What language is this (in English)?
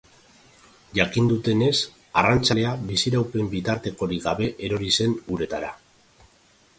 Basque